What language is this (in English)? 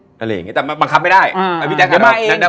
Thai